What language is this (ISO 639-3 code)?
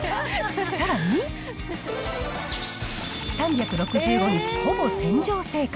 jpn